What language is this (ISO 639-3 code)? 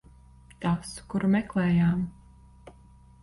lav